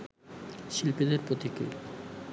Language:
Bangla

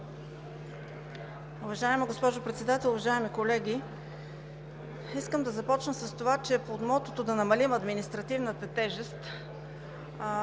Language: Bulgarian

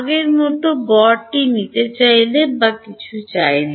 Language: Bangla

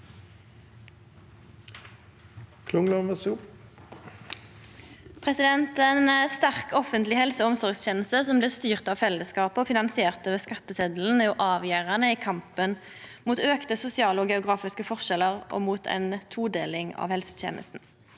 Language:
Norwegian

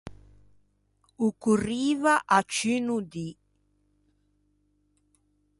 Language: Ligurian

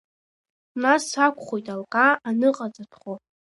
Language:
Abkhazian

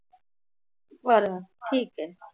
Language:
Marathi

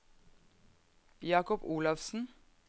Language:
Norwegian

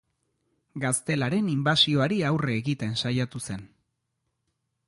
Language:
Basque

